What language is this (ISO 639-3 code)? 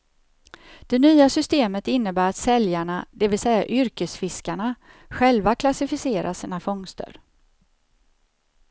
swe